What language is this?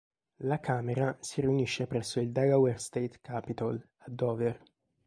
Italian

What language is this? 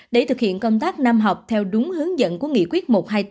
Vietnamese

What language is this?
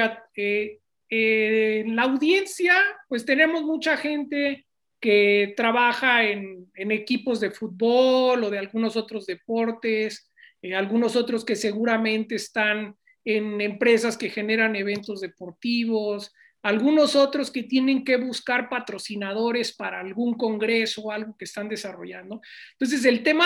Spanish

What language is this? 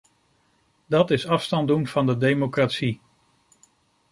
Dutch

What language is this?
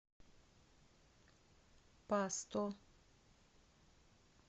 Russian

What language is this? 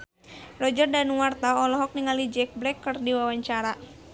Sundanese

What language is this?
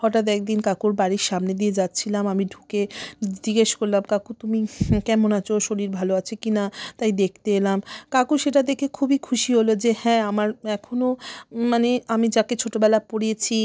Bangla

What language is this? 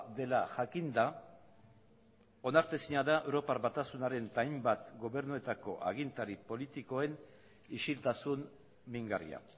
Basque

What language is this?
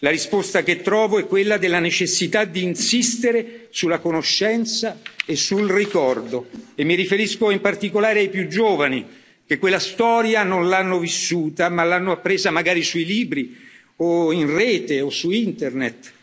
Italian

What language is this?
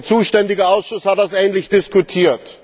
German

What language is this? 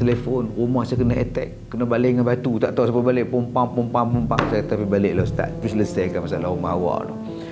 Malay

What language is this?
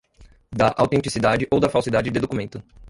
Portuguese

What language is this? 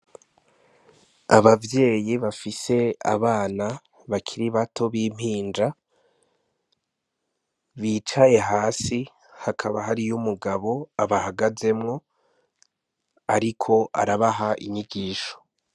Rundi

